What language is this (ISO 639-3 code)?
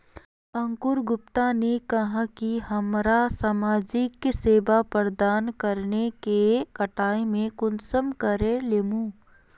mag